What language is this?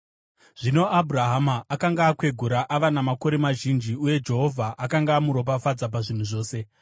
Shona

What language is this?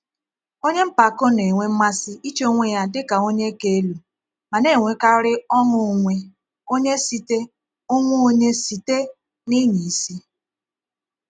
Igbo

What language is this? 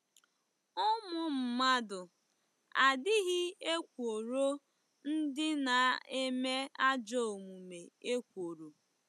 Igbo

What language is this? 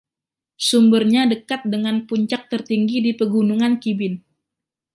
Indonesian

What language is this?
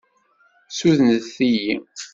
Kabyle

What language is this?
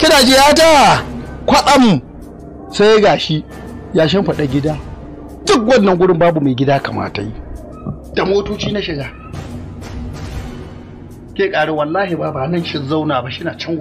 Arabic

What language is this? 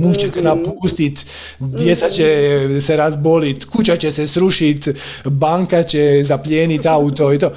Croatian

